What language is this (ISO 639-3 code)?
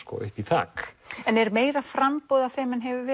isl